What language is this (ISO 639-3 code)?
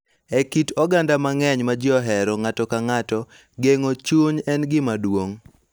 luo